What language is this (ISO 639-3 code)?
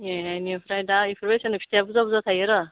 brx